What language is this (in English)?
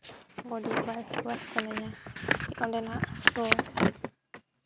Santali